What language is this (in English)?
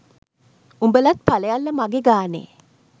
Sinhala